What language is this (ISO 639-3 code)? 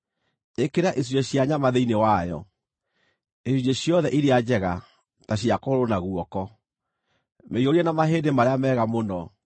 kik